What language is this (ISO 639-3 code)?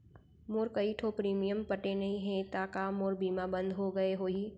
hne